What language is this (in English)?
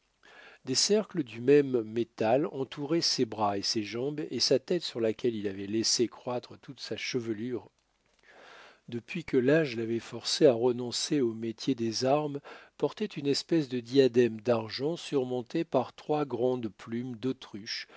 French